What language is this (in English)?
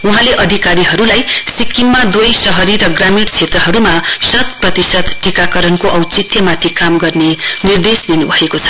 Nepali